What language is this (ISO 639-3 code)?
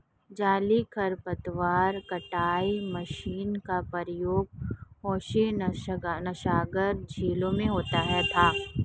hin